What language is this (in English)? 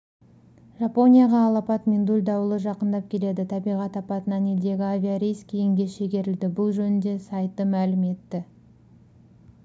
Kazakh